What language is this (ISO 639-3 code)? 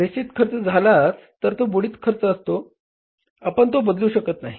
mar